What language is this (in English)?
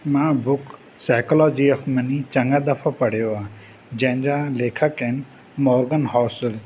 Sindhi